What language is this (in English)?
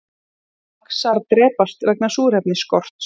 Icelandic